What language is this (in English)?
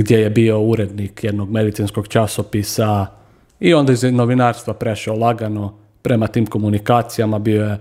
Croatian